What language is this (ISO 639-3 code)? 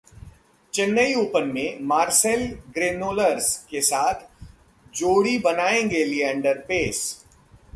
hin